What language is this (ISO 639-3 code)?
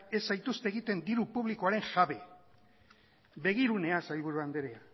eus